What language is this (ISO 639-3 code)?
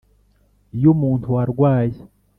kin